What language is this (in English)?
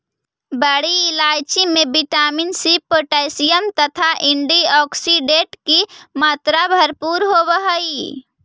Magahi